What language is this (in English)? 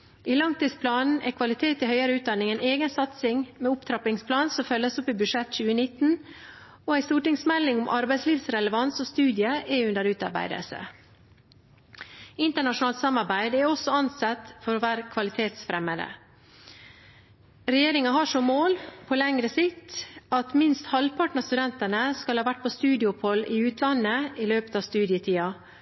Norwegian Bokmål